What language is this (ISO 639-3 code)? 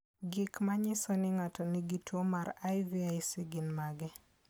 luo